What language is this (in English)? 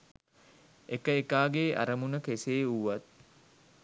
Sinhala